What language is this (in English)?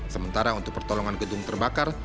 Indonesian